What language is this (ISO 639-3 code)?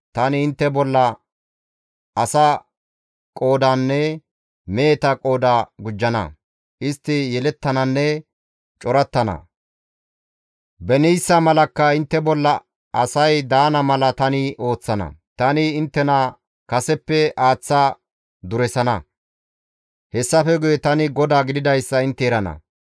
gmv